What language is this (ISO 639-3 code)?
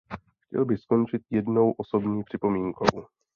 ces